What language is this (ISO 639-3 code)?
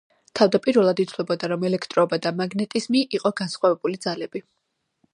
kat